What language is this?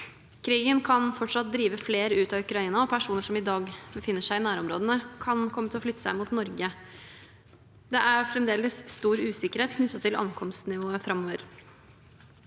Norwegian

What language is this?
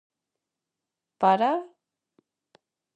Galician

